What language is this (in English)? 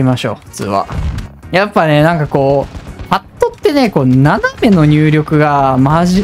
Japanese